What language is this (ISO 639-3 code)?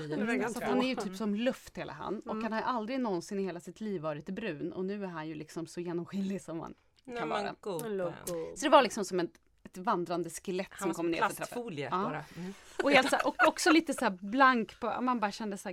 swe